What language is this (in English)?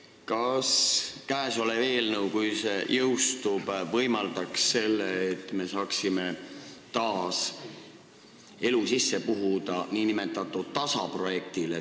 Estonian